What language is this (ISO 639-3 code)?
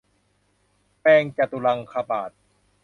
tha